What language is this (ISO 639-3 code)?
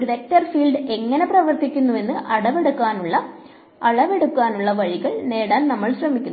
mal